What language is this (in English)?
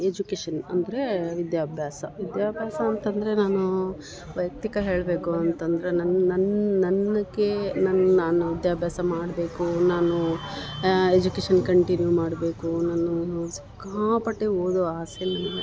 Kannada